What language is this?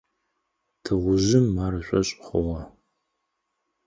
Adyghe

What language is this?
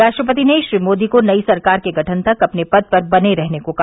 Hindi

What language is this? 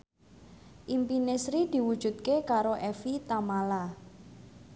Javanese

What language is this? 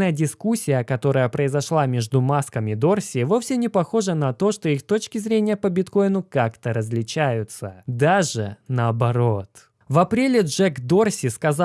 Russian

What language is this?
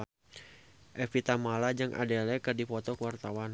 Sundanese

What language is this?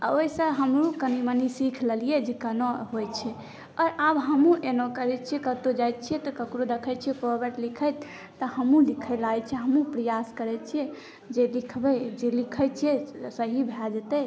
Maithili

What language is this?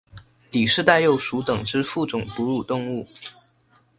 Chinese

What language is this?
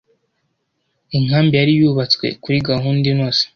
Kinyarwanda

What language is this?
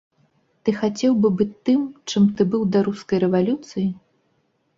Belarusian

